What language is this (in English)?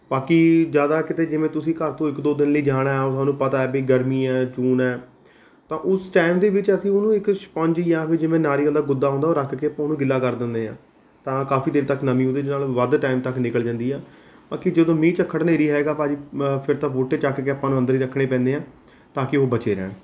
Punjabi